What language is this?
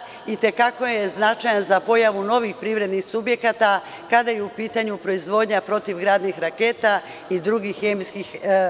Serbian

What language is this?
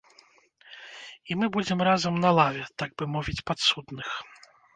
Belarusian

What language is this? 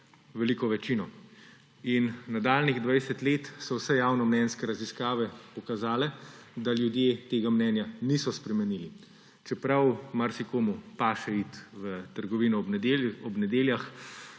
Slovenian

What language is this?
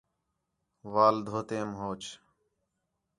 Khetrani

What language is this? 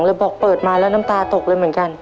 Thai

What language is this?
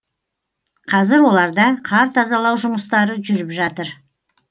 Kazakh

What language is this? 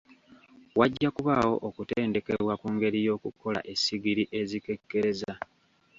Ganda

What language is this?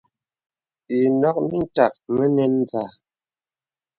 Bebele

